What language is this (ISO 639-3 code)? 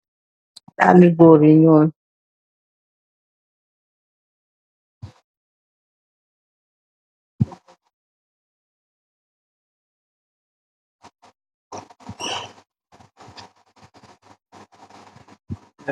wol